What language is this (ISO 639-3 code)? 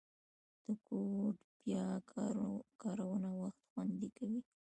pus